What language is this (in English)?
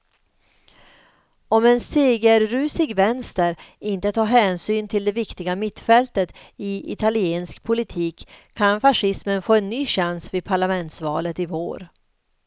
Swedish